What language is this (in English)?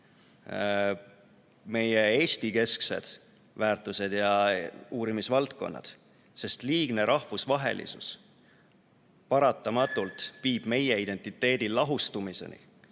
Estonian